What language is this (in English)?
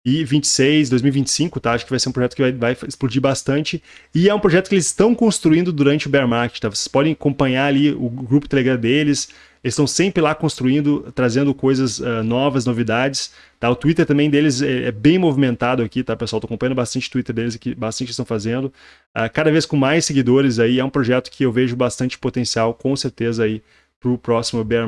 Portuguese